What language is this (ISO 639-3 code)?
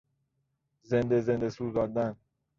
fas